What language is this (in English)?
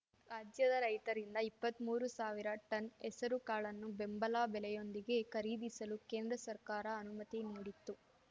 Kannada